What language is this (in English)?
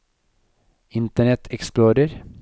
Norwegian